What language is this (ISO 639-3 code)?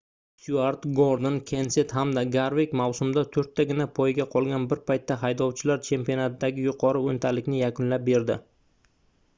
uzb